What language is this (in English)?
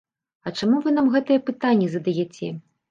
Belarusian